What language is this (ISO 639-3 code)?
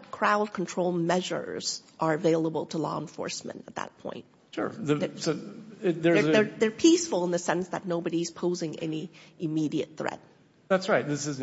eng